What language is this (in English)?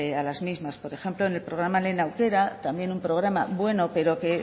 Spanish